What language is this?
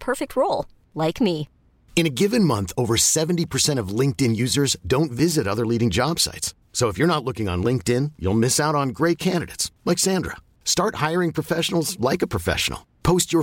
Filipino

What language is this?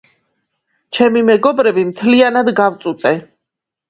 Georgian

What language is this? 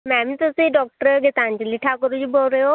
Punjabi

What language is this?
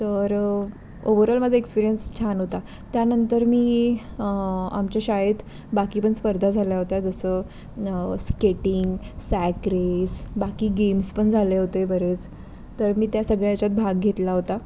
Marathi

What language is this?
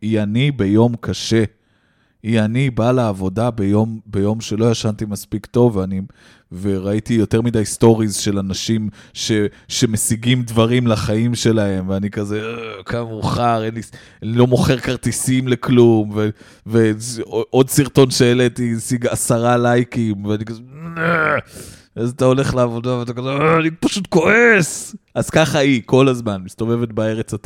Hebrew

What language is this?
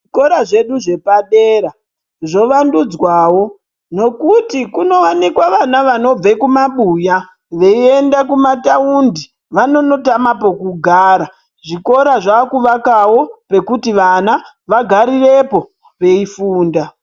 Ndau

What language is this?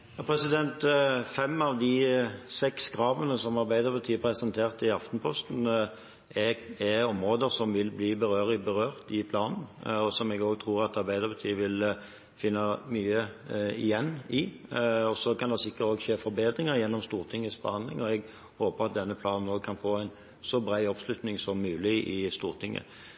Norwegian Bokmål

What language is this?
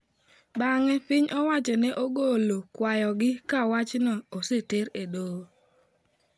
Luo (Kenya and Tanzania)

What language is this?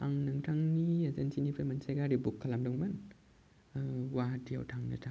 Bodo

